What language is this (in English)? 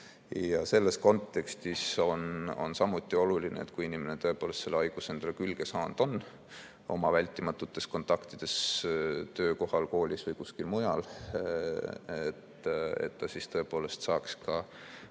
Estonian